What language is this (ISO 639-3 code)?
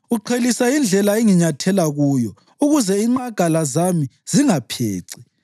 nde